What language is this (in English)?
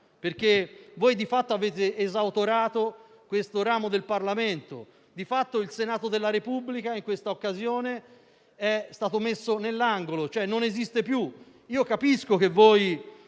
Italian